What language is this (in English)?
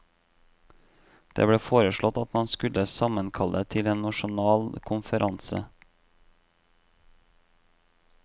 Norwegian